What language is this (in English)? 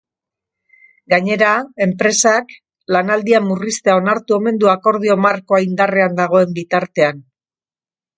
Basque